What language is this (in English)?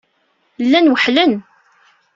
Kabyle